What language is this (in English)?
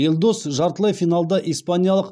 Kazakh